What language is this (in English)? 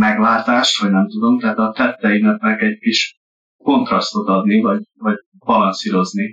Hungarian